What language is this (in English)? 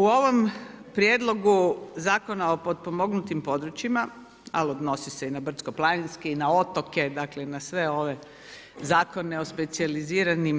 Croatian